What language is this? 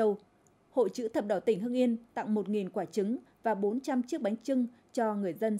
Vietnamese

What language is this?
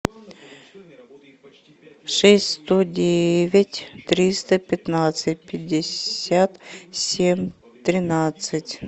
Russian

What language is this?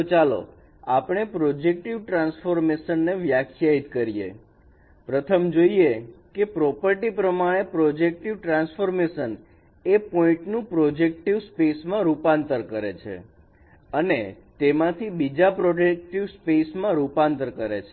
Gujarati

